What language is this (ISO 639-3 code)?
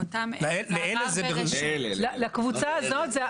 heb